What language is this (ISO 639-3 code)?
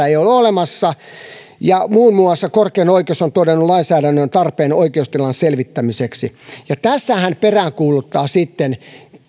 fin